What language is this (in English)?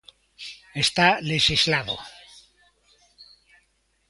Galician